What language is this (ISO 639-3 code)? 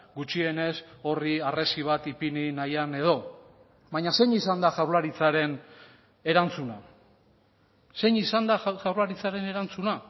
eus